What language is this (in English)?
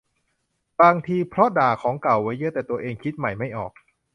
Thai